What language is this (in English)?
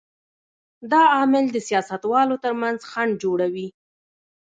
Pashto